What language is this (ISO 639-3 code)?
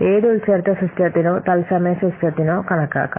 mal